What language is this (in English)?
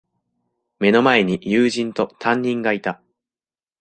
Japanese